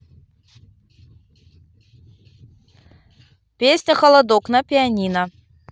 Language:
Russian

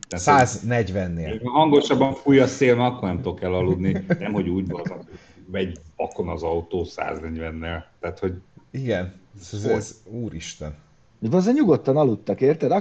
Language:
Hungarian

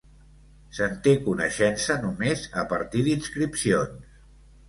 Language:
Catalan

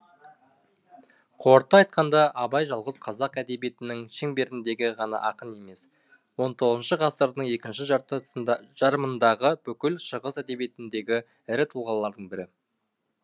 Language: Kazakh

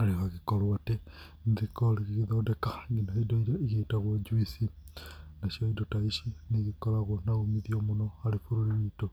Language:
Kikuyu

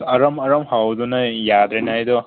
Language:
Manipuri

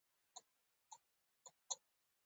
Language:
Pashto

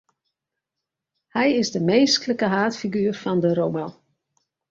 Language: Western Frisian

